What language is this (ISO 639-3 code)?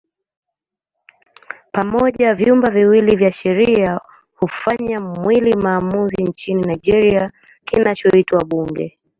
swa